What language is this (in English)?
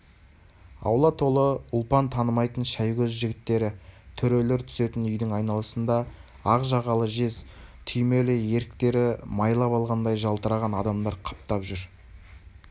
Kazakh